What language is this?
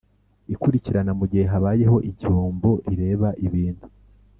Kinyarwanda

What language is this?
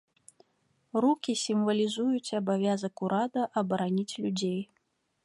Belarusian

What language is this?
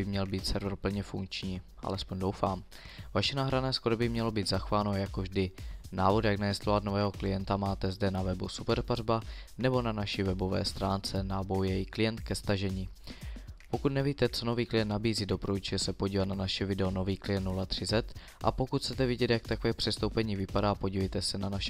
Czech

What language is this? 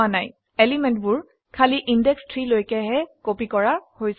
Assamese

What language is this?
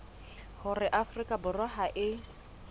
Southern Sotho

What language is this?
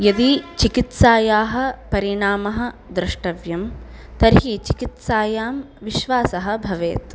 Sanskrit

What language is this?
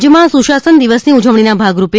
Gujarati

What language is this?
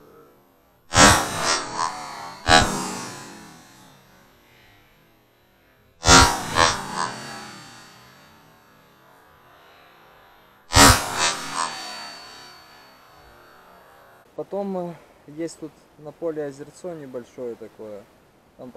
Russian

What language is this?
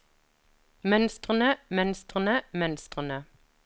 Norwegian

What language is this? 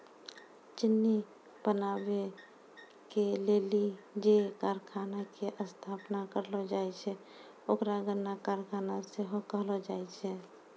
Maithili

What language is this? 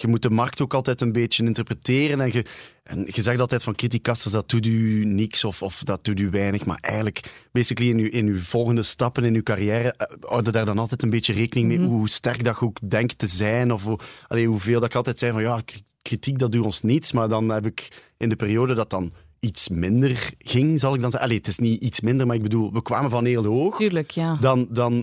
Dutch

